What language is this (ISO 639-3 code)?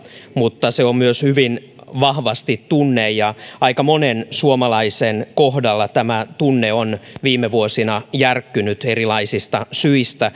fin